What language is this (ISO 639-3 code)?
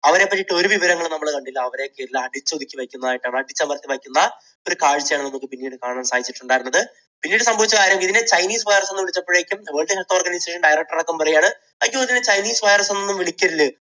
mal